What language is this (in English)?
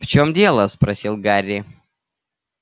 Russian